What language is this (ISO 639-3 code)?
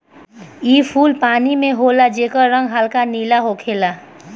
bho